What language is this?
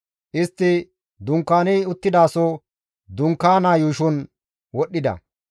Gamo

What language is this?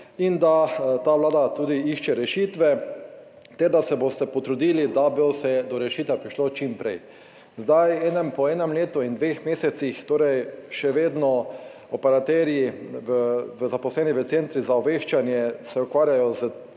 Slovenian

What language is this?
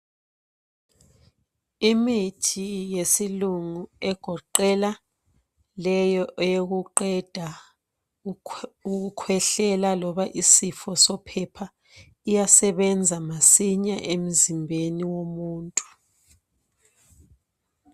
North Ndebele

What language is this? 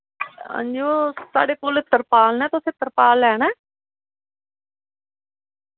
Dogri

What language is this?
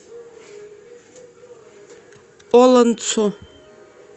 Russian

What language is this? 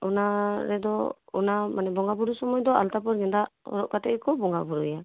Santali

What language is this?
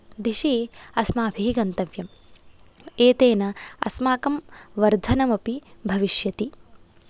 Sanskrit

